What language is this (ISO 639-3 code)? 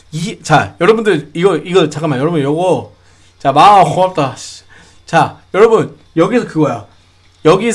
kor